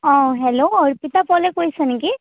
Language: Assamese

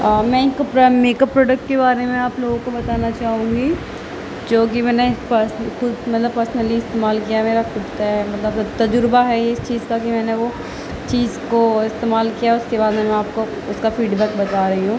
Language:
Urdu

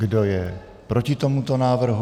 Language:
Czech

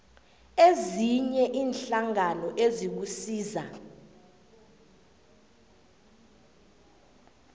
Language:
South Ndebele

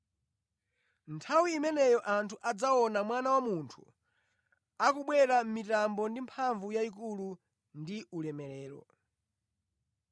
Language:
Nyanja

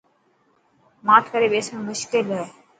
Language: Dhatki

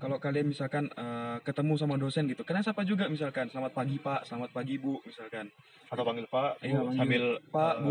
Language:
Indonesian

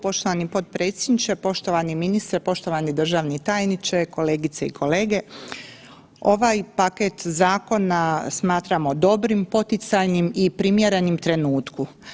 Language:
Croatian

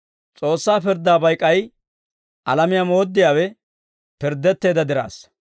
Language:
Dawro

